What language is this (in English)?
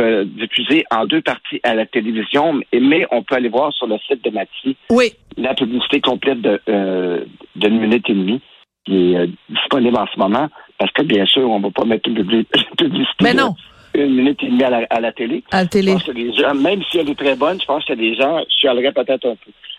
French